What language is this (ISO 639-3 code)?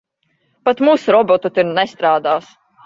lav